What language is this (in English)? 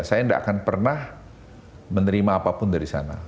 Indonesian